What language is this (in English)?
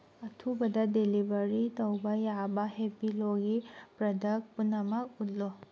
Manipuri